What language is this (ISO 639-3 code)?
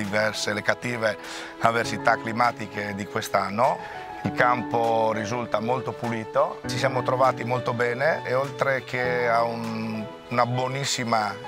ita